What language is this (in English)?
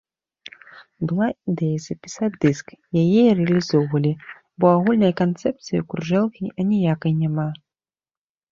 Belarusian